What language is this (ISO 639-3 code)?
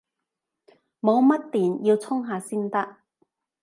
yue